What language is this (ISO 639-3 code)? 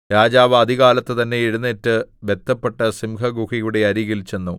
mal